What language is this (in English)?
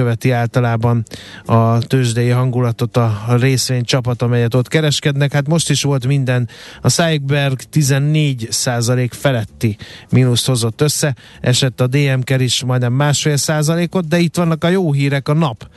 Hungarian